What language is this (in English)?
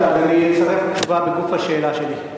Hebrew